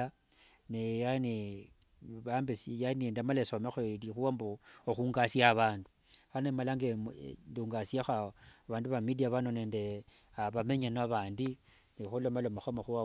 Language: Wanga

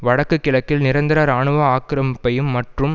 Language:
Tamil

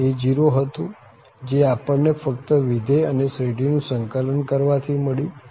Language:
Gujarati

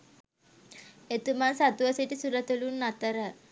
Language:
Sinhala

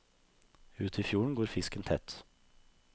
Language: Norwegian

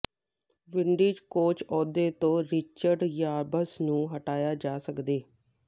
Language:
Punjabi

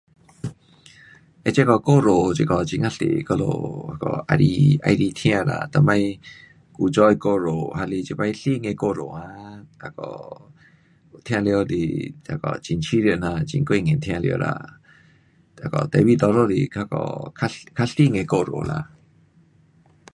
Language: Pu-Xian Chinese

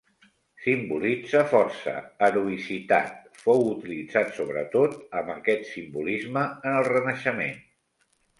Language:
Catalan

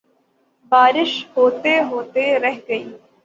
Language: Urdu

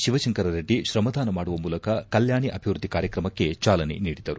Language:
Kannada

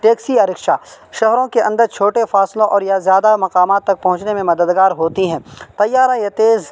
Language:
Urdu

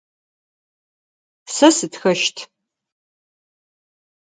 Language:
Adyghe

